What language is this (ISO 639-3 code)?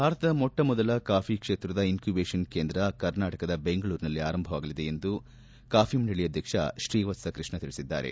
kan